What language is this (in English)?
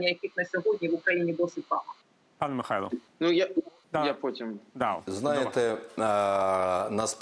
Ukrainian